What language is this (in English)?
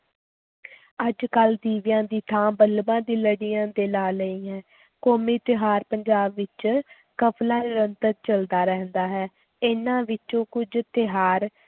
Punjabi